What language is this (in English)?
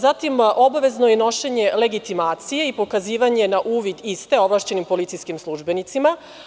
Serbian